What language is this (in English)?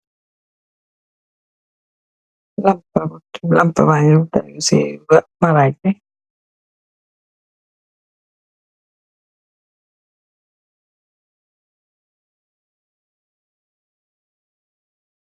Wolof